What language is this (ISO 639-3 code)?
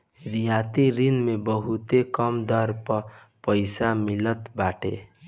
bho